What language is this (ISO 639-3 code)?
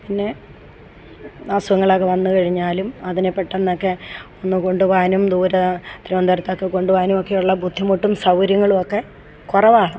mal